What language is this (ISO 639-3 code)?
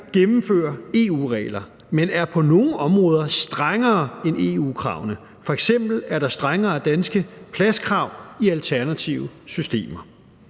dan